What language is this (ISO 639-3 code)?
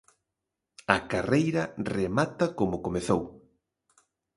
glg